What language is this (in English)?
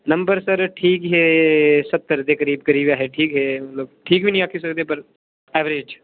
Dogri